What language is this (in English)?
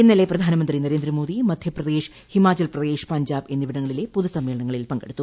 Malayalam